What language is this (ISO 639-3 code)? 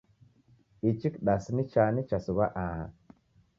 dav